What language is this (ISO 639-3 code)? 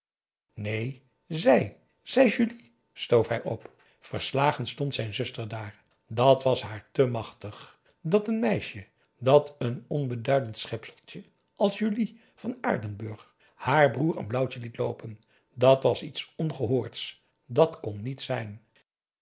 nld